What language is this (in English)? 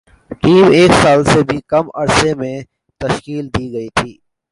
Urdu